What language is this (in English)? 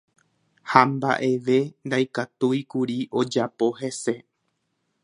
Guarani